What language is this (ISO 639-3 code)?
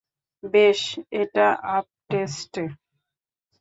ben